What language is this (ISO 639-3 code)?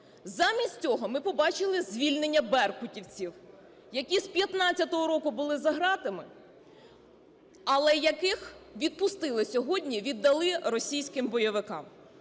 ukr